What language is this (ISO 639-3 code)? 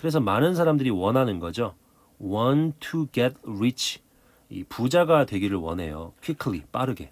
kor